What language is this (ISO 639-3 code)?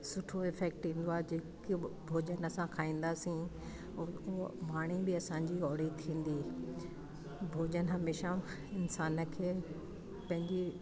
snd